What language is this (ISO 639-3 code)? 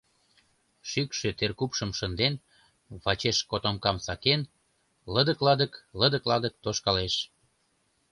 chm